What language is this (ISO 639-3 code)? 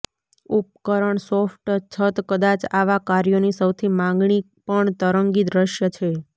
guj